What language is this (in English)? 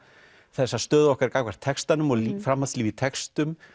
Icelandic